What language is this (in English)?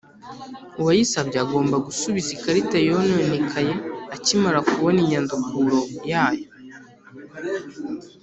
Kinyarwanda